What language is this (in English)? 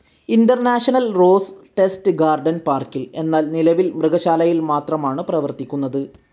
Malayalam